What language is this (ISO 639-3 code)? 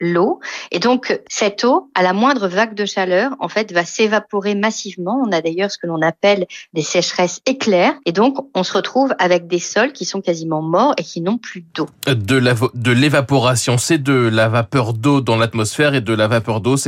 fra